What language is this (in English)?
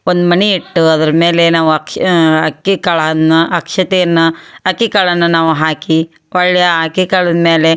Kannada